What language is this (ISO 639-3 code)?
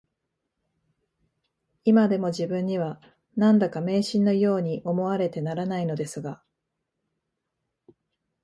jpn